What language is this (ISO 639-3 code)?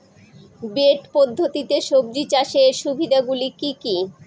ben